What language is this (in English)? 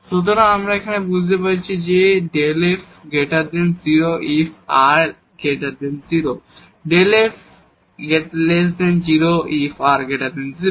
Bangla